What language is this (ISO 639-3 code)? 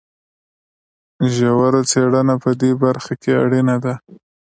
pus